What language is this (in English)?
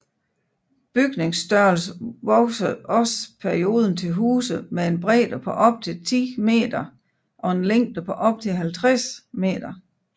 Danish